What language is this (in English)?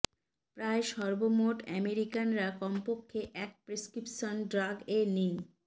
Bangla